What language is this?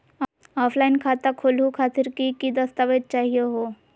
Magahi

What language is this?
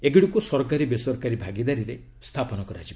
Odia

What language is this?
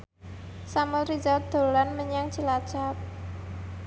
Javanese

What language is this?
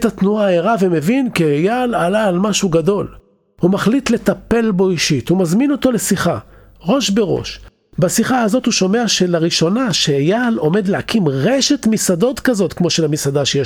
Hebrew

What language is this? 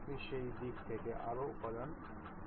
Bangla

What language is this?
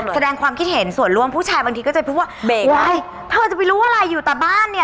Thai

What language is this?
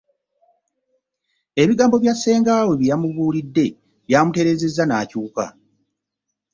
Ganda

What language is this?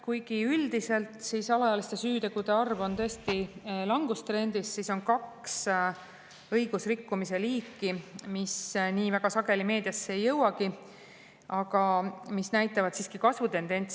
Estonian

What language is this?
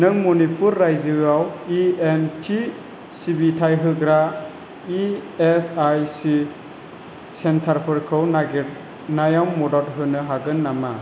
Bodo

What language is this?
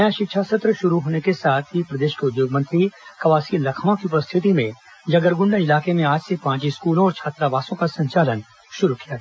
Hindi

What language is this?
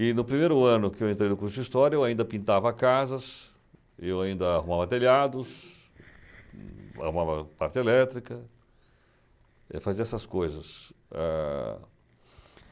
Portuguese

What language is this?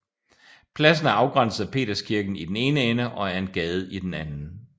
Danish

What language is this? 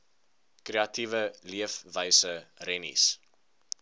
Afrikaans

